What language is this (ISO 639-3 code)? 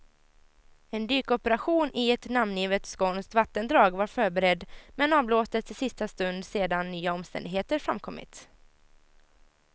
swe